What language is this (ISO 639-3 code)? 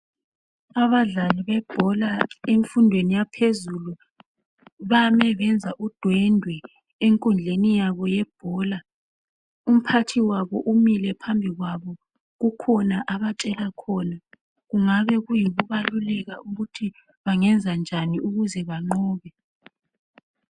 nde